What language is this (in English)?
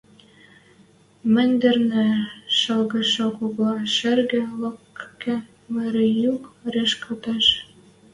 Western Mari